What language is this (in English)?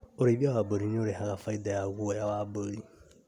Kikuyu